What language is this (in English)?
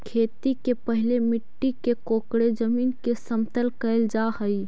Magahi